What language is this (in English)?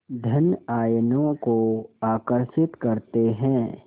Hindi